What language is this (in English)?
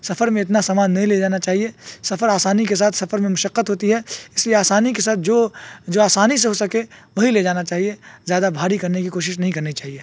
Urdu